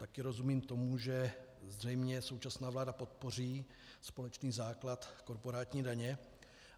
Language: Czech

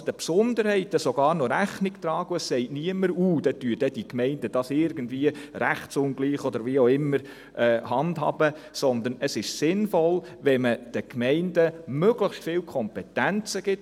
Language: Swiss German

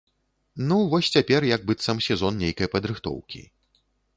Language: Belarusian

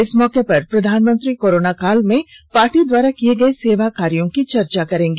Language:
Hindi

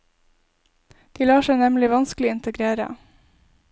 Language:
Norwegian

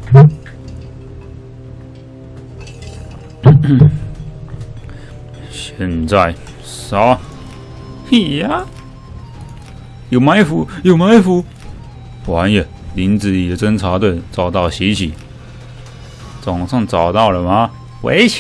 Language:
Chinese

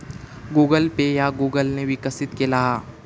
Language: Marathi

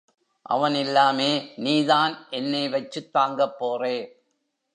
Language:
Tamil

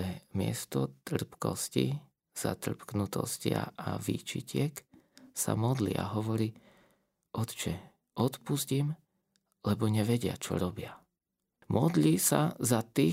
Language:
Slovak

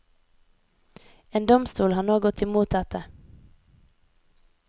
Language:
Norwegian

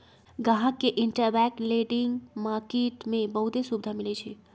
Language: Magahi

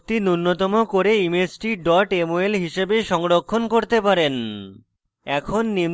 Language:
Bangla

